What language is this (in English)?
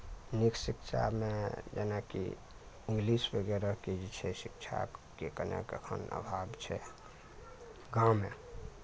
Maithili